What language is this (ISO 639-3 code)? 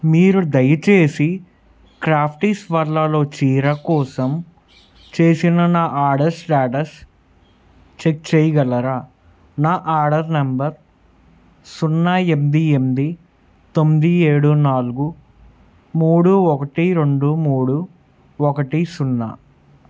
tel